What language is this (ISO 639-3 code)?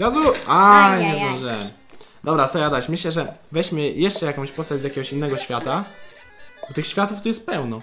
pol